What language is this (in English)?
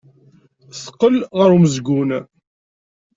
Kabyle